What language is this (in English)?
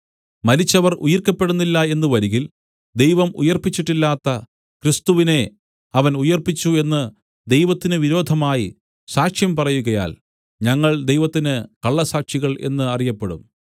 Malayalam